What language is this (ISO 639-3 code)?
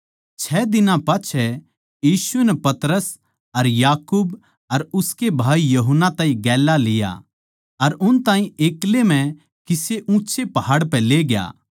bgc